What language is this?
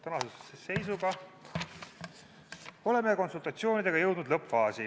Estonian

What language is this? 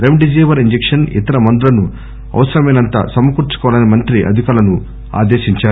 Telugu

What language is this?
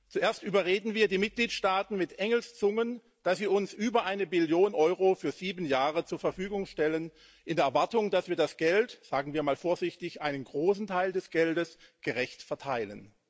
German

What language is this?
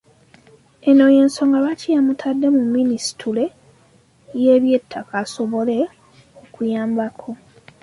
Ganda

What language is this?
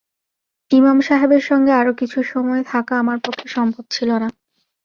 Bangla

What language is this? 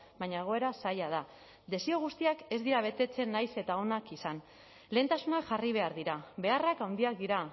Basque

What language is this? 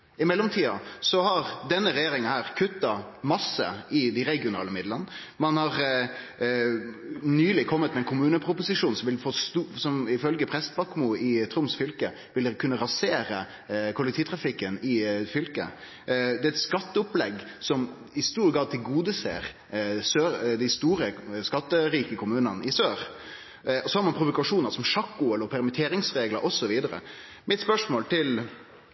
Norwegian Nynorsk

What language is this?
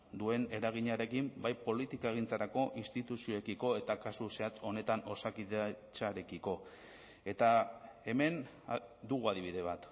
Basque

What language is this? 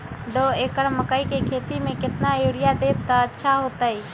Magahi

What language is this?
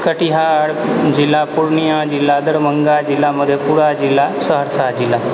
Maithili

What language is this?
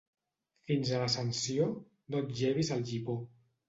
Catalan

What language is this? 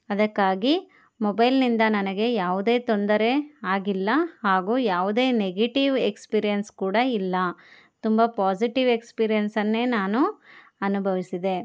Kannada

